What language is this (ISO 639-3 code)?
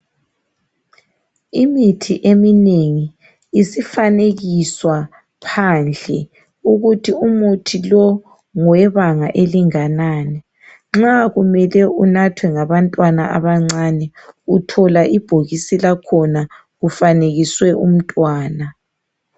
nde